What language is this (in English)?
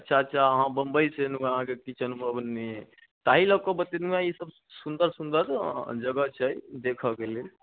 Maithili